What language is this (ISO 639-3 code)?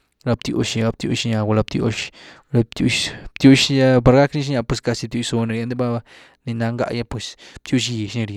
ztu